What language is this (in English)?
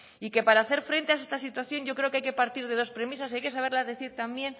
Spanish